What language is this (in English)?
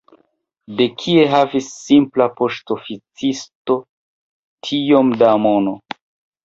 Esperanto